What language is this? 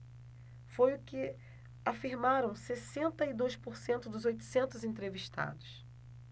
Portuguese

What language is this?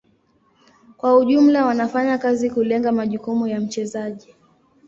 Swahili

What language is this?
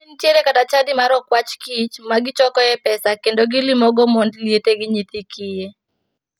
Luo (Kenya and Tanzania)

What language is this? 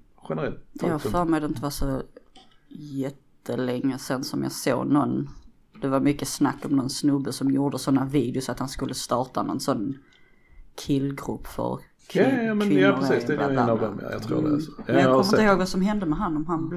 Swedish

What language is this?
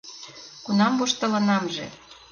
Mari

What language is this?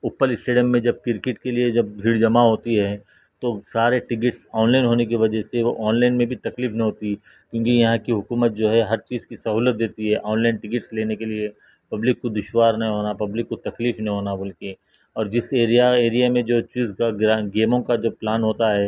Urdu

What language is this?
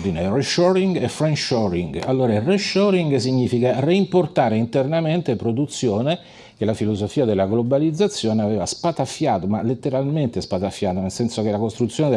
Italian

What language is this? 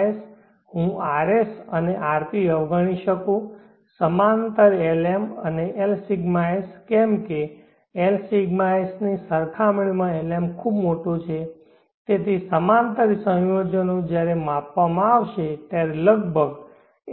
Gujarati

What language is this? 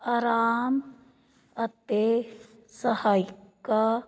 Punjabi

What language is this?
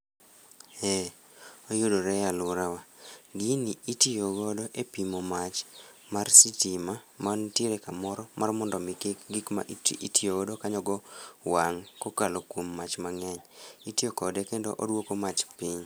Luo (Kenya and Tanzania)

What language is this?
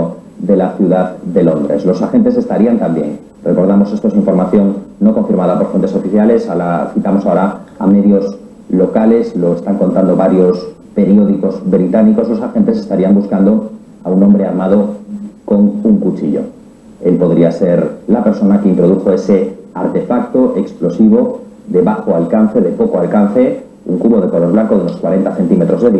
Spanish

